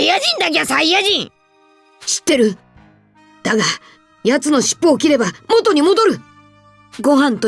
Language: Japanese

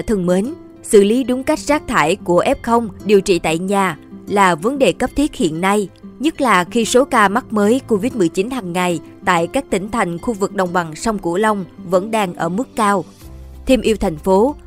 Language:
Vietnamese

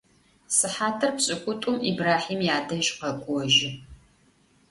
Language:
Adyghe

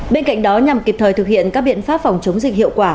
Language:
Vietnamese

